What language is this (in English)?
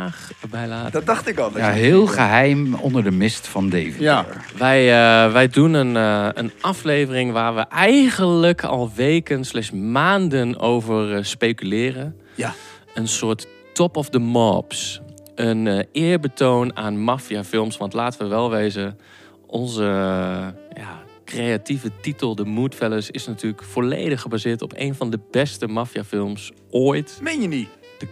Dutch